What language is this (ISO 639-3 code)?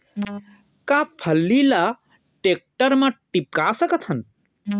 hne